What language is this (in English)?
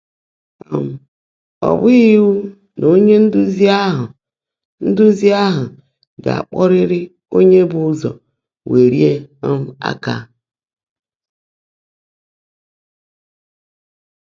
Igbo